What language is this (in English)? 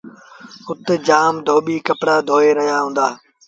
Sindhi Bhil